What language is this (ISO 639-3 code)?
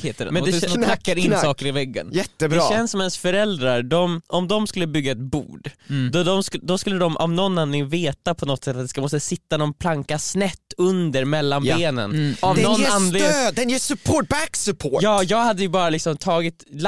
swe